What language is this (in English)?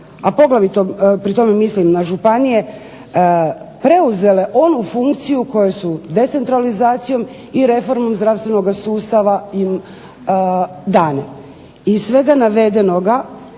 Croatian